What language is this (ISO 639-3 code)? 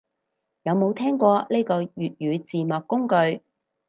yue